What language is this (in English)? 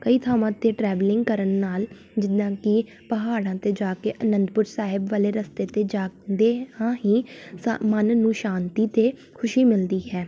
Punjabi